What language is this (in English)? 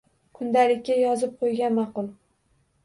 Uzbek